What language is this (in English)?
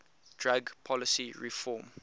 English